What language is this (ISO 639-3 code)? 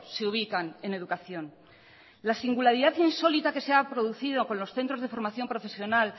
spa